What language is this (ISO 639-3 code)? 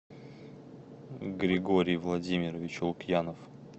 rus